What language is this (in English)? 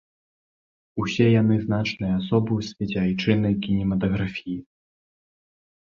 Belarusian